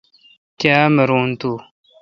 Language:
Kalkoti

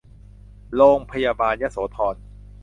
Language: Thai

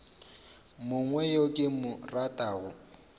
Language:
Northern Sotho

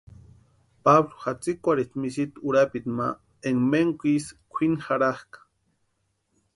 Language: Western Highland Purepecha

